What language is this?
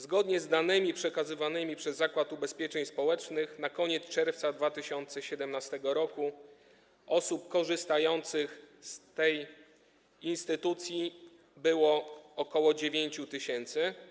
Polish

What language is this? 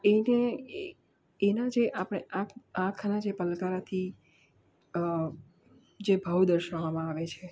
Gujarati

